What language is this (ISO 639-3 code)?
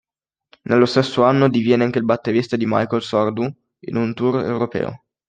ita